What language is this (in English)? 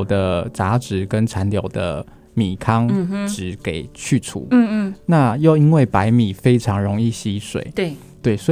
Chinese